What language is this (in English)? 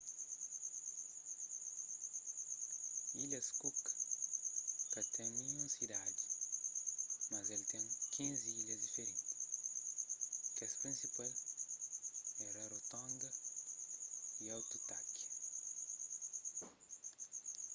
Kabuverdianu